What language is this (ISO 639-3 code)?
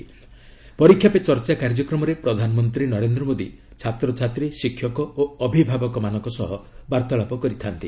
ori